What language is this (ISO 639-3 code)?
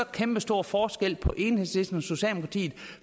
dan